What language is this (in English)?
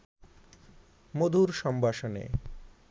Bangla